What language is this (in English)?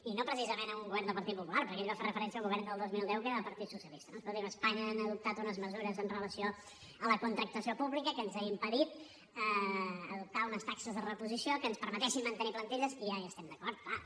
Catalan